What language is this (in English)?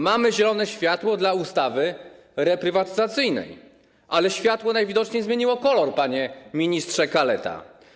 Polish